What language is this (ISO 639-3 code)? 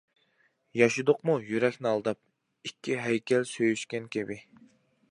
uig